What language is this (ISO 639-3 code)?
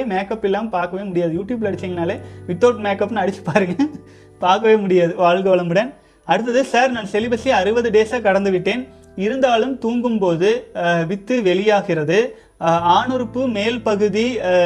tam